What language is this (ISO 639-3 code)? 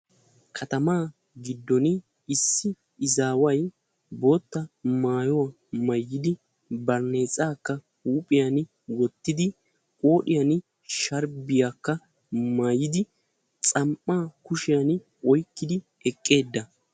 wal